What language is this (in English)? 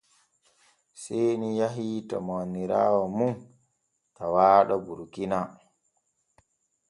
Borgu Fulfulde